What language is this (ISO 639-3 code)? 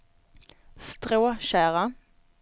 swe